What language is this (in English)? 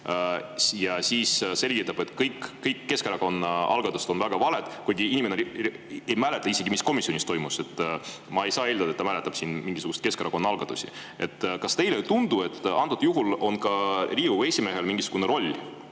Estonian